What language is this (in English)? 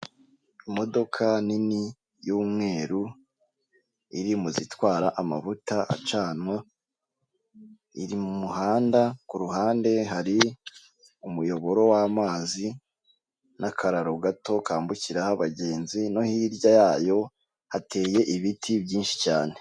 Kinyarwanda